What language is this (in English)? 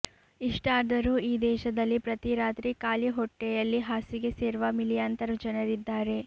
Kannada